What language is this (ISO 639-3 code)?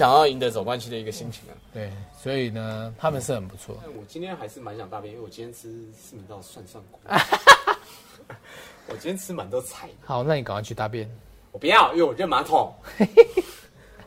zho